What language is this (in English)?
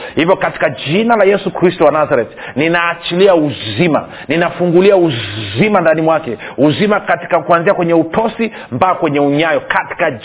Swahili